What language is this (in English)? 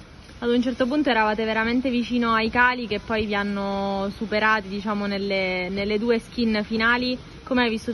Italian